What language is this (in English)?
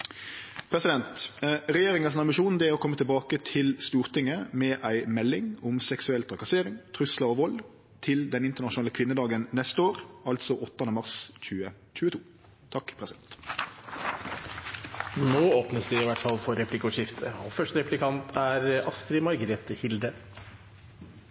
Norwegian